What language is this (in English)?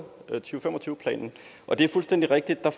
Danish